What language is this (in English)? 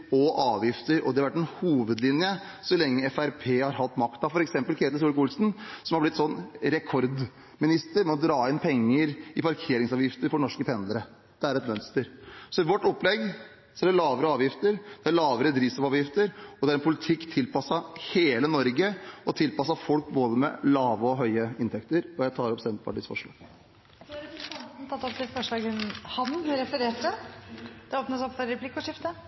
Norwegian Bokmål